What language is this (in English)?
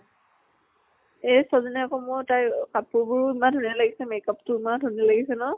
Assamese